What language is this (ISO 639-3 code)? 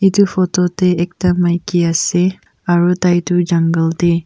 nag